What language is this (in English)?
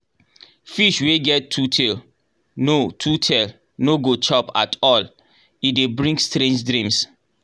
Nigerian Pidgin